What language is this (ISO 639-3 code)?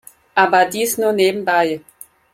deu